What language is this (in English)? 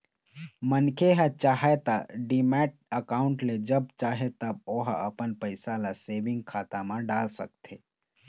Chhattisgarhi